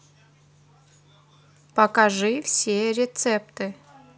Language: Russian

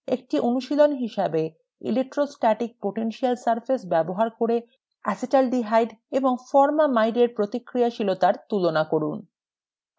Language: Bangla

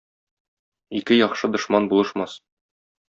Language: Tatar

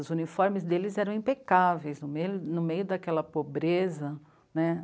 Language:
Portuguese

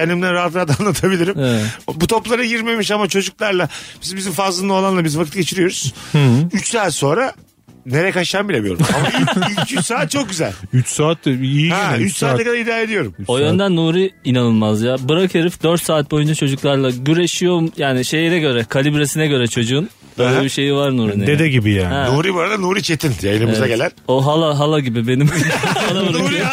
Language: Turkish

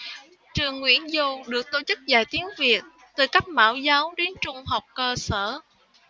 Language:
Vietnamese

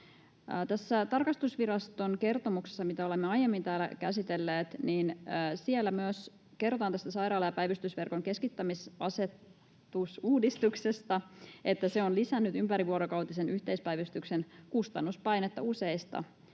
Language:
Finnish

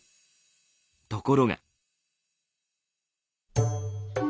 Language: Japanese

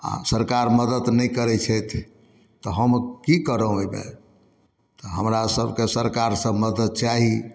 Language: Maithili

